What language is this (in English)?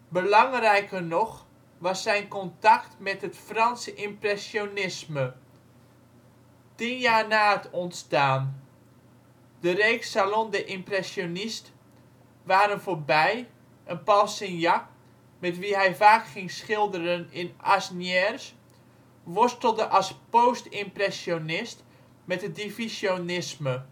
Dutch